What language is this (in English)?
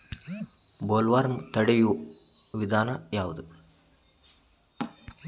Kannada